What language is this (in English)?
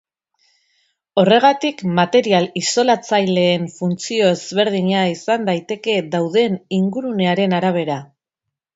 Basque